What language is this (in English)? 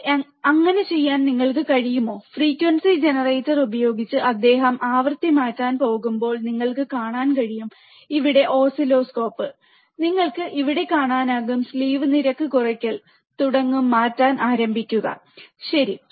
Malayalam